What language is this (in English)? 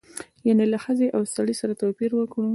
Pashto